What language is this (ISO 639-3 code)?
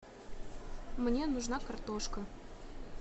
rus